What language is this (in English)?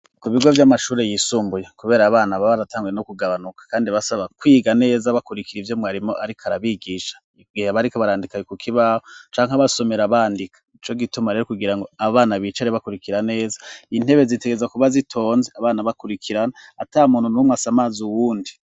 Rundi